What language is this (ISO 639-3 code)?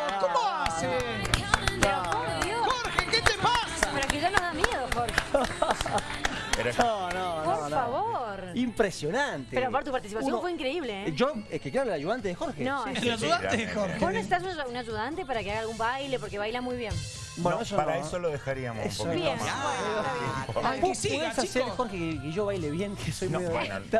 spa